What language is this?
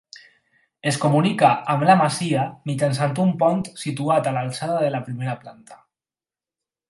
Catalan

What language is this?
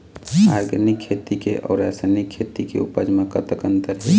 Chhattisgarhi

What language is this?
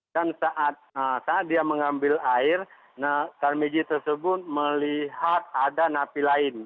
Indonesian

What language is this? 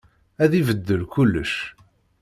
Kabyle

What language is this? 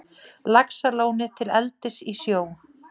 Icelandic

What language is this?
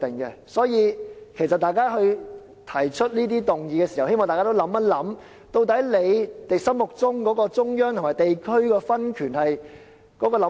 Cantonese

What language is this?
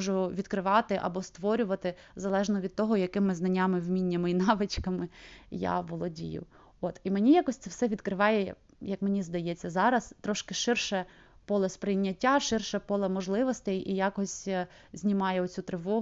Ukrainian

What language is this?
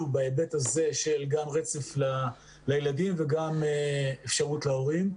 Hebrew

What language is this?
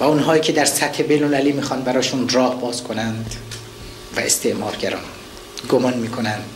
Persian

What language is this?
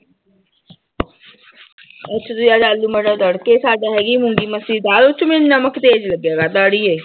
Punjabi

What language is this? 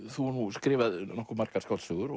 Icelandic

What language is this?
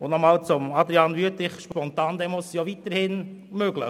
Swiss German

